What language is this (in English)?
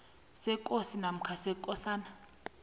South Ndebele